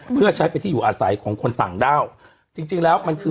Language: Thai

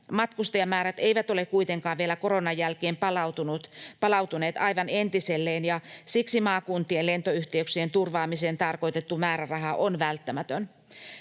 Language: Finnish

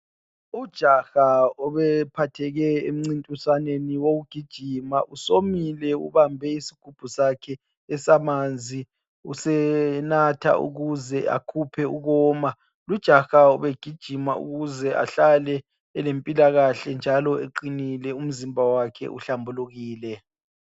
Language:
North Ndebele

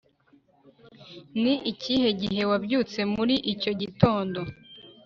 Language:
Kinyarwanda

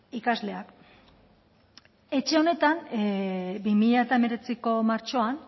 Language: Basque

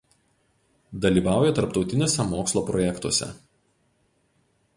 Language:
Lithuanian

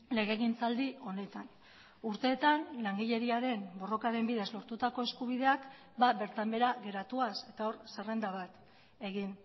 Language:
Basque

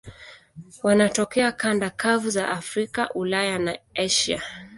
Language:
Swahili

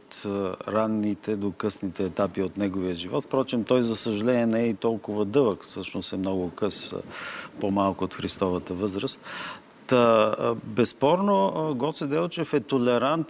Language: Bulgarian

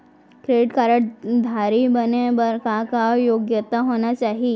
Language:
Chhattisgarhi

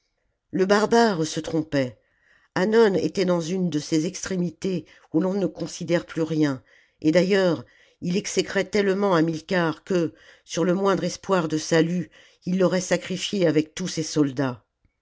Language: French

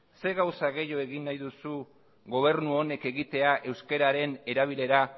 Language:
Basque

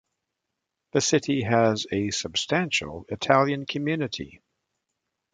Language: English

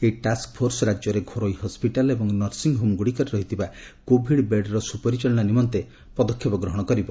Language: Odia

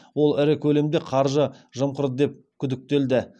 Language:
Kazakh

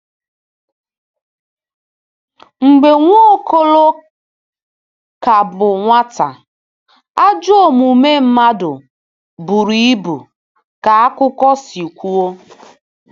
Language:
Igbo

